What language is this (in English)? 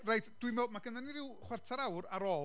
Welsh